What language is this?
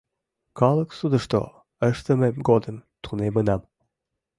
Mari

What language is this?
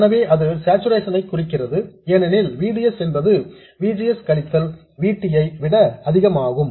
Tamil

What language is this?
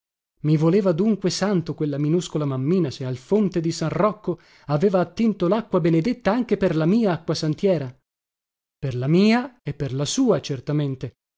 Italian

